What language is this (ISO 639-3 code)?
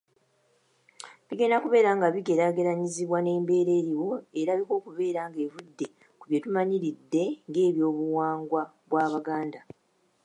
lug